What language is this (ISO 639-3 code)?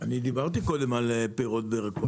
heb